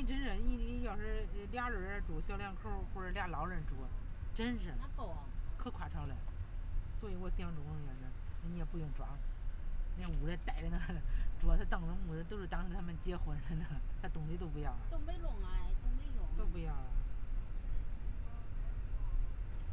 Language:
Chinese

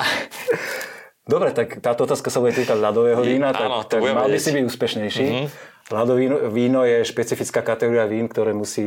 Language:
Slovak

